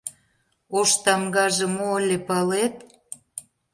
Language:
Mari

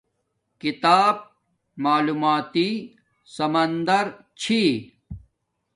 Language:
Domaaki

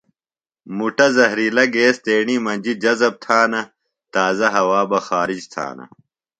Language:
Phalura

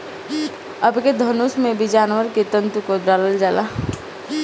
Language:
Bhojpuri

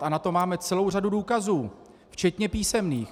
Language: Czech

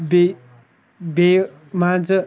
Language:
Kashmiri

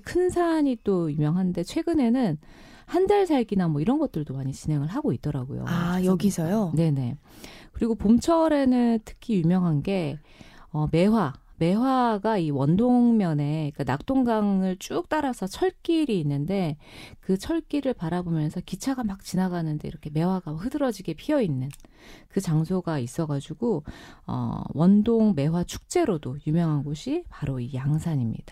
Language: Korean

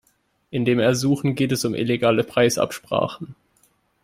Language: German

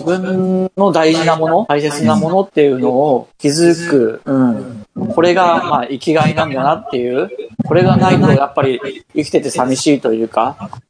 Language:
Japanese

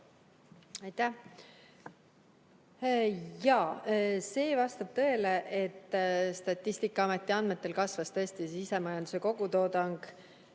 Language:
Estonian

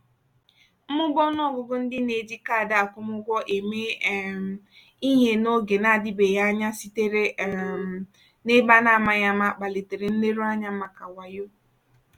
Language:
Igbo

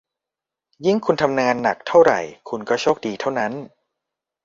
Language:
Thai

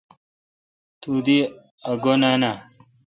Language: Kalkoti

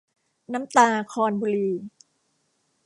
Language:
Thai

